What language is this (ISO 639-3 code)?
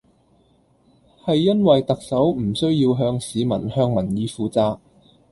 yue